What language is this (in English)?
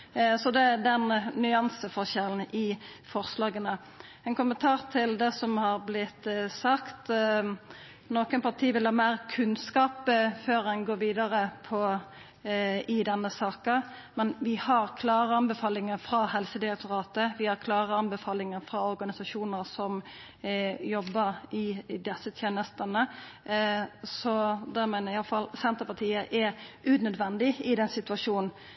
Norwegian Nynorsk